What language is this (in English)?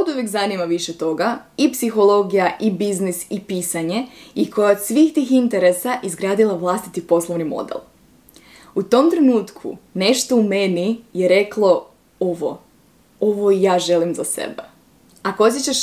Croatian